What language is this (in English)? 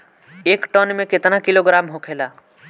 Bhojpuri